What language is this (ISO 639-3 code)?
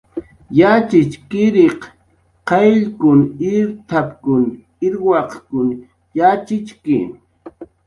jqr